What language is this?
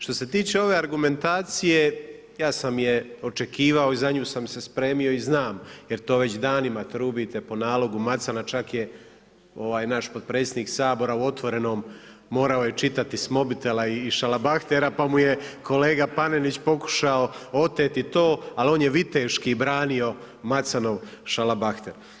Croatian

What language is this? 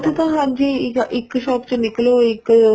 Punjabi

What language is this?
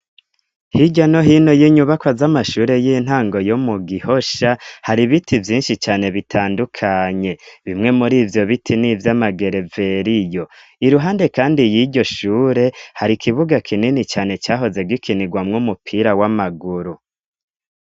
Rundi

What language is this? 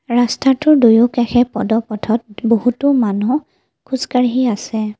Assamese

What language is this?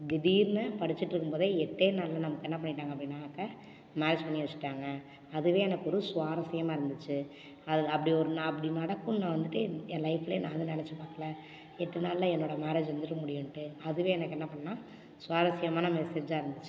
Tamil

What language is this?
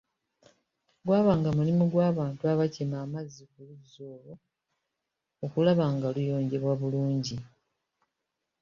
Ganda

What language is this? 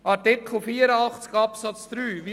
Swiss German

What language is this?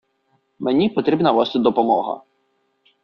Ukrainian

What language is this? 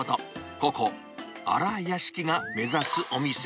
Japanese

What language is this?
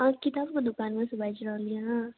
Maithili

